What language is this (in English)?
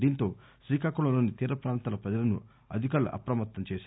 Telugu